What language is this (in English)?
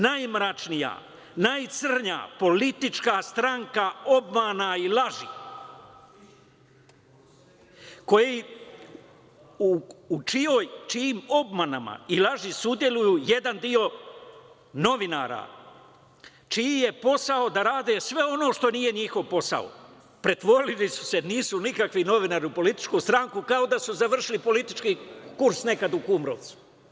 Serbian